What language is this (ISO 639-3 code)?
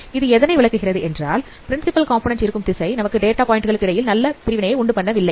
tam